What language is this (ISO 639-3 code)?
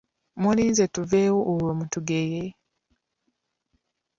lug